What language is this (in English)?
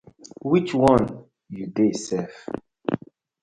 Nigerian Pidgin